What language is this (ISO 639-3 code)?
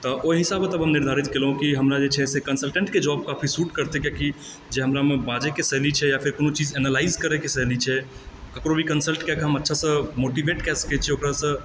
mai